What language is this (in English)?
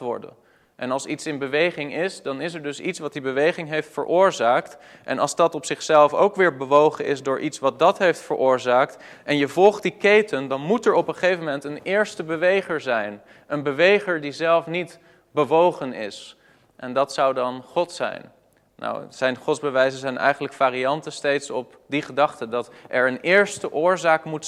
Dutch